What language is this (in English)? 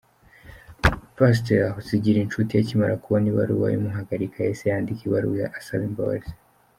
Kinyarwanda